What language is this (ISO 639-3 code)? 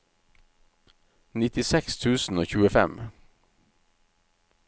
nor